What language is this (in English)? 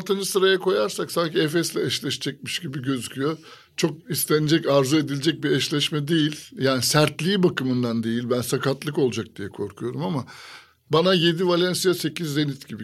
Turkish